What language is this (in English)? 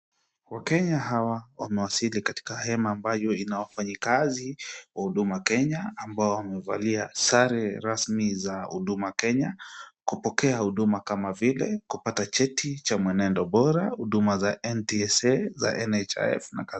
Swahili